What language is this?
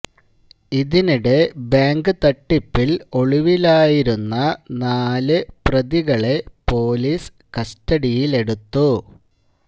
Malayalam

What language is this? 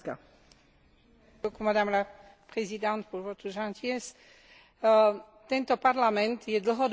Slovak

